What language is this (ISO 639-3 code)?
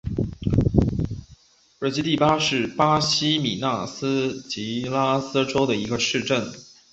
zho